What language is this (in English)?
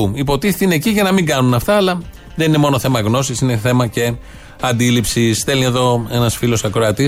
Greek